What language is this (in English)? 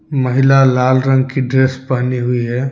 Hindi